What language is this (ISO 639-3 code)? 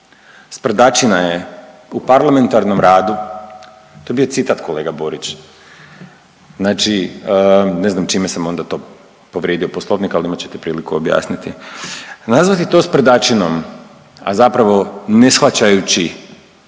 hrv